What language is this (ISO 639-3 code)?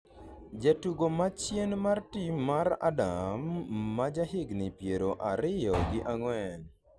luo